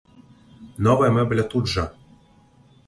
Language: Belarusian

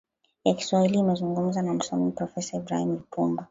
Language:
Swahili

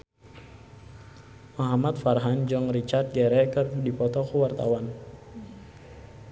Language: Sundanese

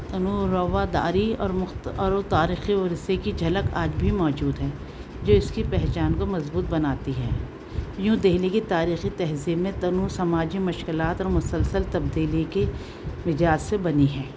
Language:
Urdu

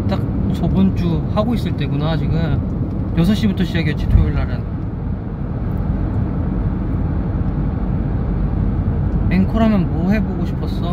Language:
Korean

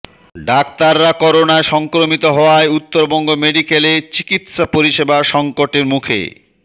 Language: Bangla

